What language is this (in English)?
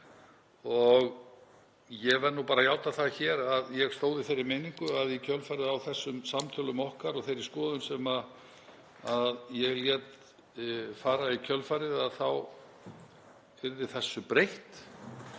Icelandic